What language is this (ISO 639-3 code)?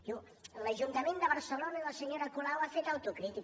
cat